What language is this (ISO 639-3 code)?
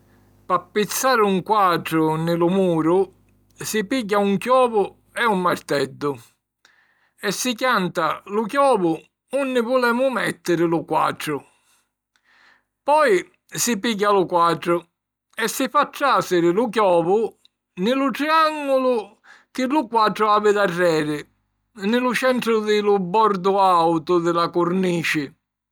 scn